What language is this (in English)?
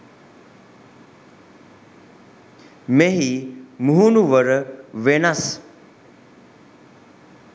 Sinhala